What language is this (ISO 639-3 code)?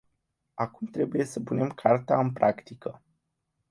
ron